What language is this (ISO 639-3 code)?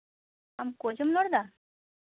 sat